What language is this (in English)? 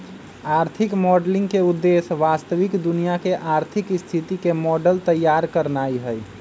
Magahi